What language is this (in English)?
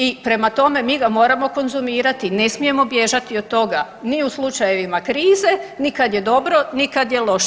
Croatian